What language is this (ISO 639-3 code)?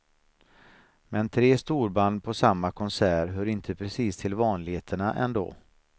swe